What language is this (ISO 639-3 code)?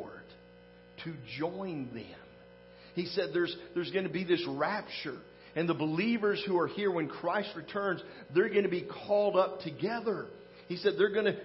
eng